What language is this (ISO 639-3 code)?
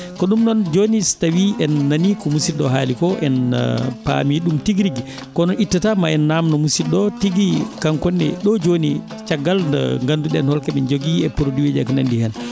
ful